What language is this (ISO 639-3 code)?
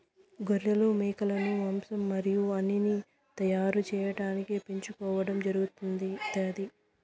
tel